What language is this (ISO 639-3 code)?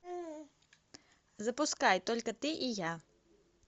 rus